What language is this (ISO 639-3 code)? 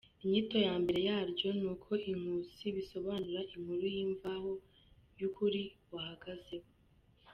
kin